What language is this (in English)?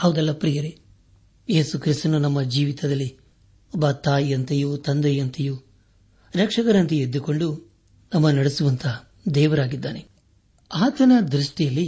Kannada